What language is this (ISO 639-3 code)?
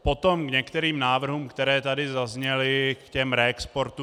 ces